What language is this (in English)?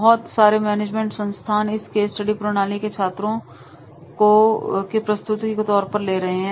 Hindi